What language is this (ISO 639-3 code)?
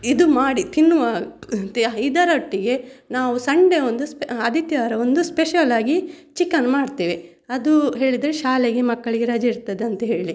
kan